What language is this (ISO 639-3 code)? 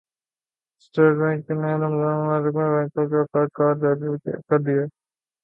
urd